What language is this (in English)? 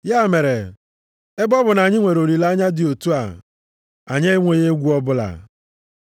Igbo